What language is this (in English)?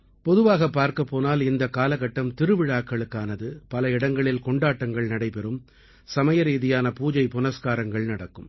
Tamil